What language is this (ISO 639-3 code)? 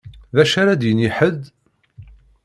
kab